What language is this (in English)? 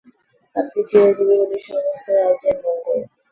Bangla